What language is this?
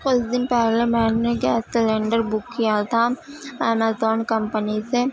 Urdu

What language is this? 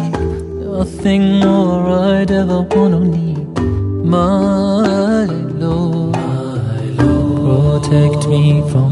Persian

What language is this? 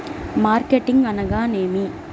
Telugu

